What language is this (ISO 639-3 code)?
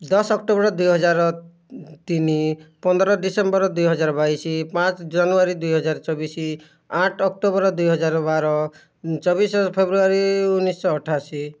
ori